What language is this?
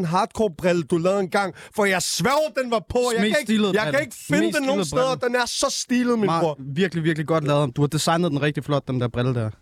Danish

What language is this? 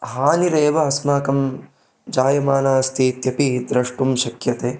Sanskrit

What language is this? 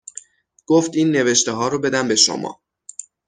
Persian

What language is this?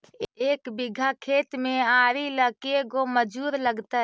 Magahi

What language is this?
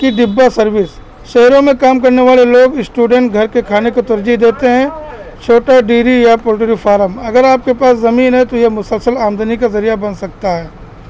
Urdu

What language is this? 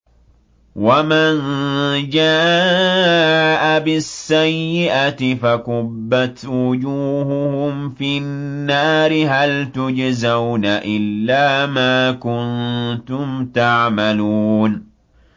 Arabic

